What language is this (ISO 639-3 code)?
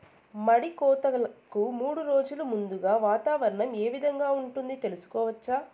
tel